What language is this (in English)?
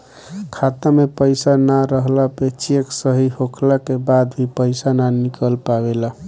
Bhojpuri